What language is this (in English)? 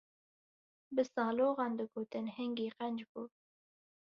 Kurdish